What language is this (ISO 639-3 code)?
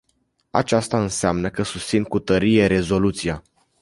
ron